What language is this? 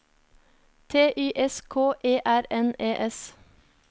Norwegian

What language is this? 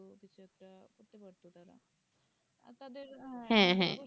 Bangla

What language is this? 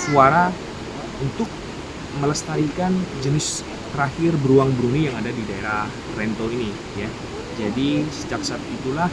Indonesian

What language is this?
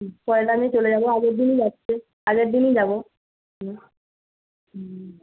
Bangla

